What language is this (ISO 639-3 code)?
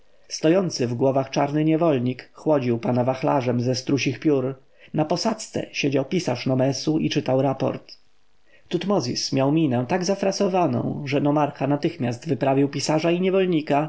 pol